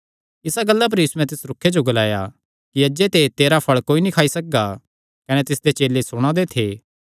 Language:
Kangri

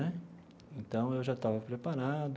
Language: Portuguese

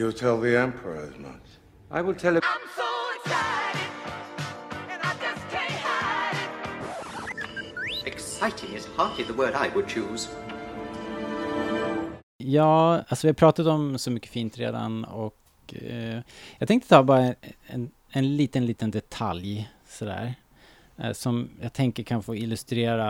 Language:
Swedish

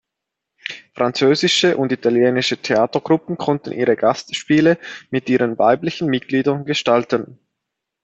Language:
German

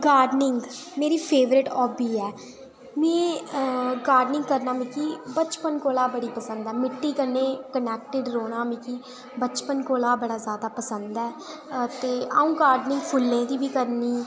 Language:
Dogri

